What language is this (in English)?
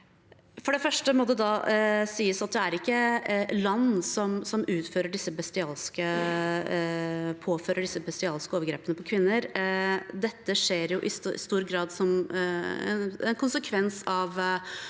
Norwegian